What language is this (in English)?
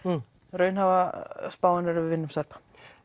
Icelandic